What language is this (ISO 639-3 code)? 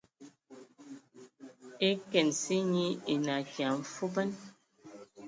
ewo